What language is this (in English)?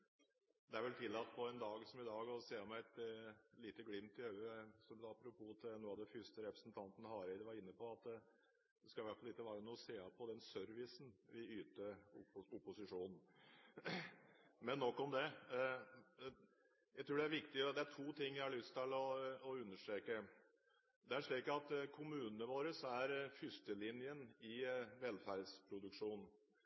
Norwegian